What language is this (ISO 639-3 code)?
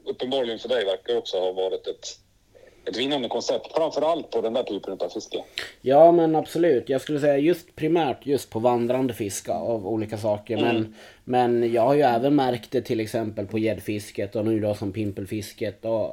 swe